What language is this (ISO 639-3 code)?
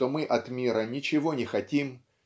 rus